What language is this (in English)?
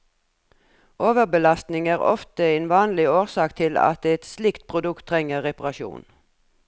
Norwegian